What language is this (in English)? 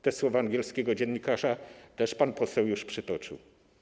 Polish